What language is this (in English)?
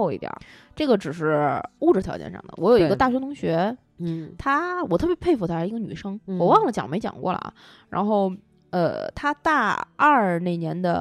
Chinese